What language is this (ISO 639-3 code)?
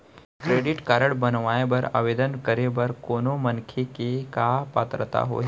hne